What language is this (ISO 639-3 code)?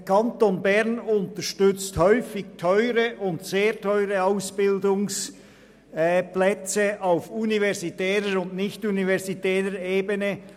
gsw